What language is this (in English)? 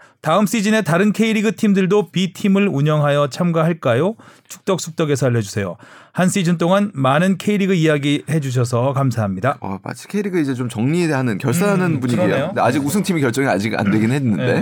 Korean